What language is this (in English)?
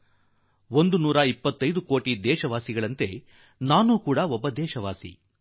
Kannada